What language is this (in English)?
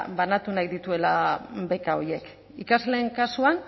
Basque